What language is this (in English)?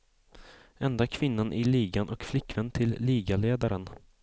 Swedish